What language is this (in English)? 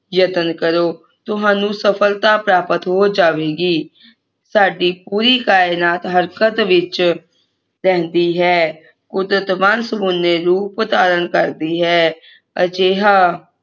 Punjabi